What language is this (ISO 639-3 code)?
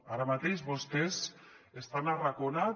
cat